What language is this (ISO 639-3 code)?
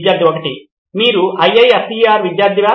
tel